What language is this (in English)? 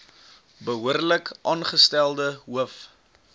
Afrikaans